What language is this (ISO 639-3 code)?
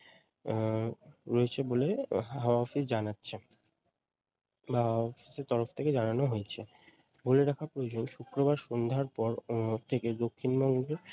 ben